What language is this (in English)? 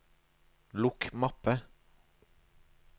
Norwegian